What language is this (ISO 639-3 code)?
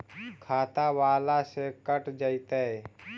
mag